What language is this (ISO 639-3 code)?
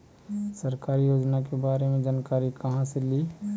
mag